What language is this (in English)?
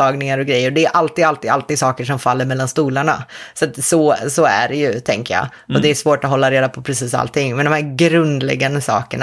Swedish